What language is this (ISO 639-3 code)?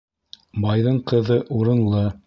bak